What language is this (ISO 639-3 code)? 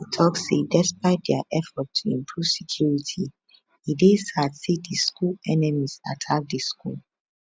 pcm